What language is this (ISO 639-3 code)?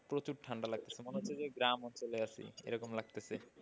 ben